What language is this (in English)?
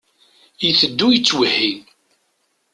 Kabyle